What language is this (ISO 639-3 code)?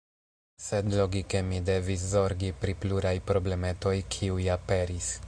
epo